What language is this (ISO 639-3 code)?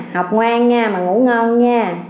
vie